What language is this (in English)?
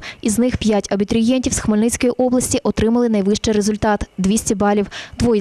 Ukrainian